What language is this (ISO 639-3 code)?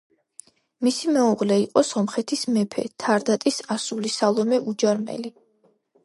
kat